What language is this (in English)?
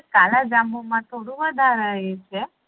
Gujarati